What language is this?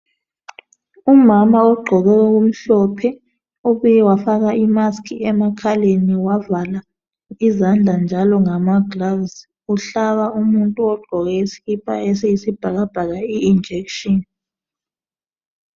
North Ndebele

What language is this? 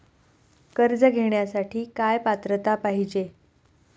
Marathi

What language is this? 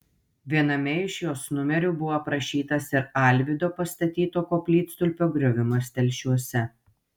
Lithuanian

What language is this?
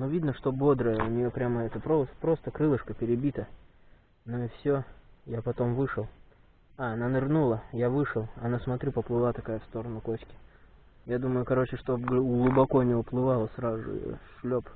Russian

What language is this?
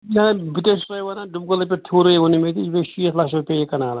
Kashmiri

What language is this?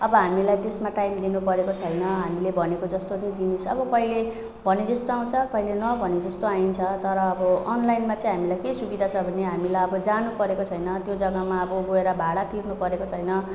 Nepali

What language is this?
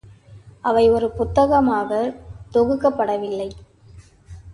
Tamil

